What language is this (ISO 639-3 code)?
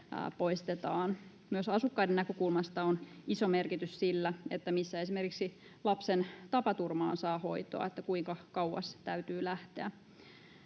fin